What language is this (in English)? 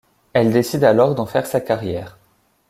French